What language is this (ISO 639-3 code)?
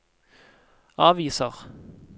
nor